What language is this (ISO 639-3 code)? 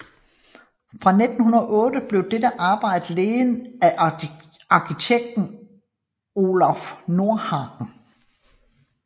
dan